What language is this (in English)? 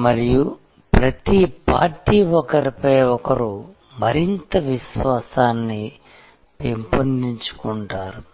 Telugu